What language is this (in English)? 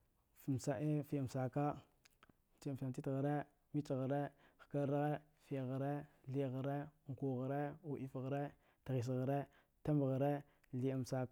Dghwede